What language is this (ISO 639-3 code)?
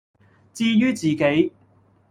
yue